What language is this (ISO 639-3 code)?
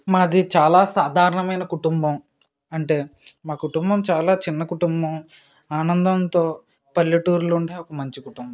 tel